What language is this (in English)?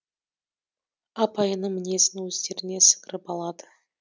Kazakh